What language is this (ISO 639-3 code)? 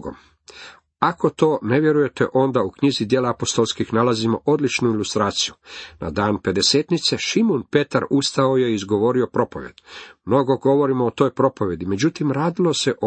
hrv